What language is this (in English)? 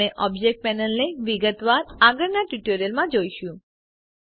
Gujarati